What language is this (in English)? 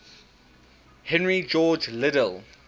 English